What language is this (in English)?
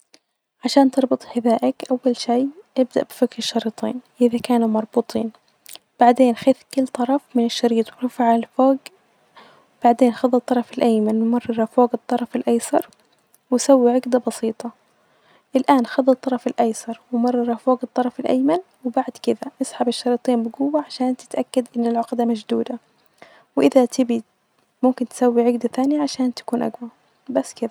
Najdi Arabic